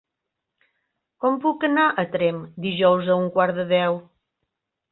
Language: Catalan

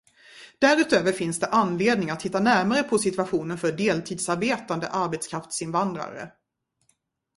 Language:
Swedish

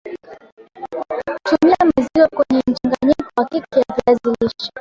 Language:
Swahili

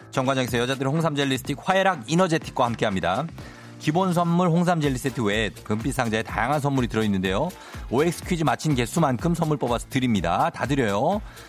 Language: Korean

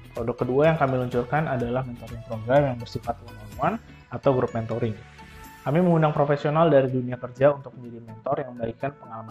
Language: Indonesian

